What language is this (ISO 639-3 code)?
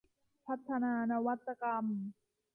tha